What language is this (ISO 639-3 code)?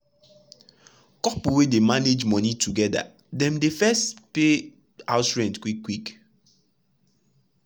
pcm